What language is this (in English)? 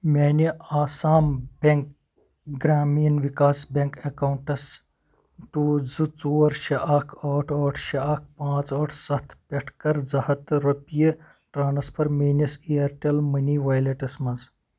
Kashmiri